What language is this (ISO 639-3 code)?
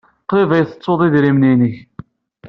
kab